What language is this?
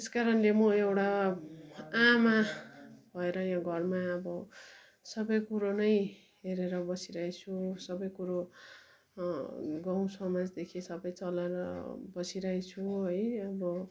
Nepali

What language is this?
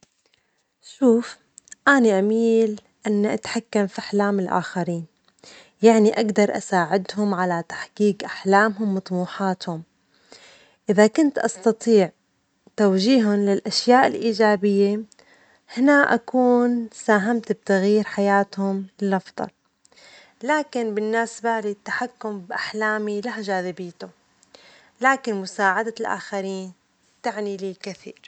Omani Arabic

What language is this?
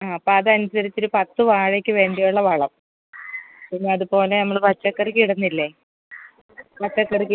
Malayalam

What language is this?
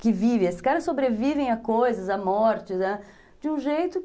Portuguese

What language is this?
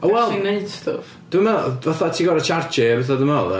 Welsh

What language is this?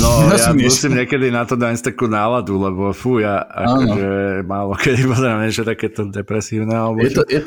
Slovak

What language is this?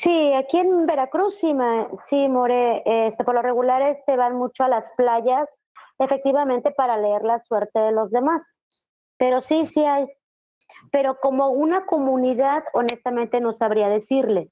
Spanish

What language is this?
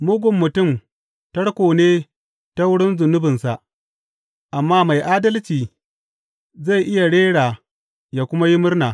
Hausa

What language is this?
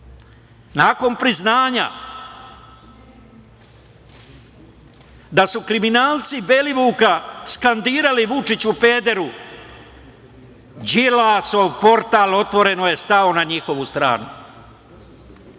Serbian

